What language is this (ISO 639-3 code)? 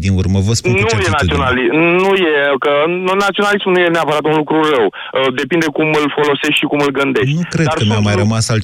ron